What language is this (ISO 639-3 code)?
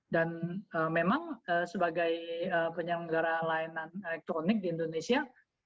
ind